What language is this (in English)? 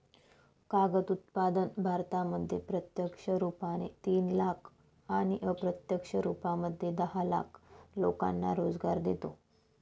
Marathi